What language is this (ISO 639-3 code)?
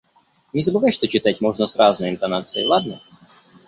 rus